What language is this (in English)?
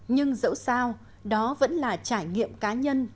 Vietnamese